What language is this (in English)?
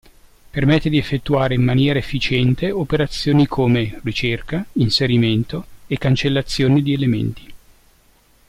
Italian